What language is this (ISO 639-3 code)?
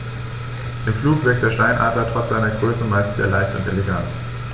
deu